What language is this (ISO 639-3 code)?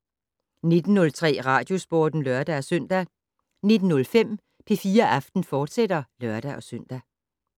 dan